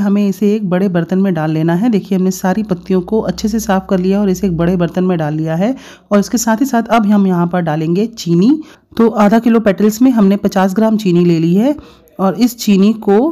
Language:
Hindi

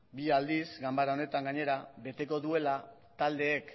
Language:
Basque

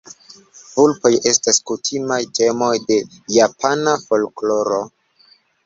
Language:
Esperanto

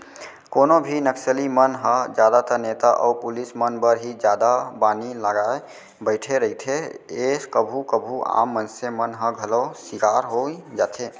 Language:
Chhattisgarhi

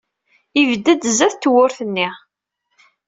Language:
Kabyle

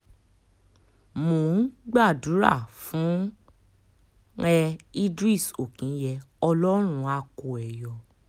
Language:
Yoruba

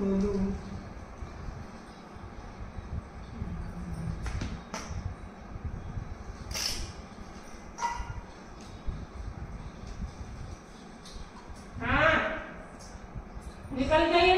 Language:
Hindi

